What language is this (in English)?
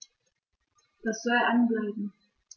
German